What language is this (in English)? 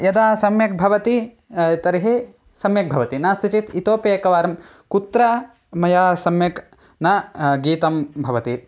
Sanskrit